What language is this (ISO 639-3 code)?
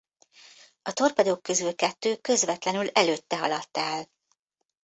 hun